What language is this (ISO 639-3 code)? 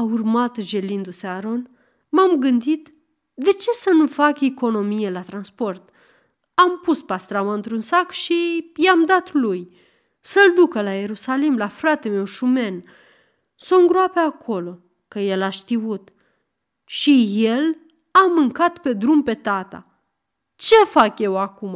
ron